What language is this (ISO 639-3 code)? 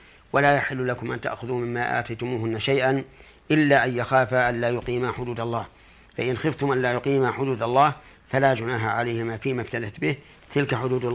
ara